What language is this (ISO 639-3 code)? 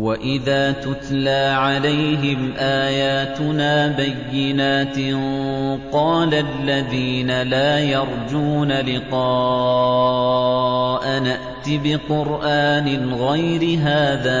ara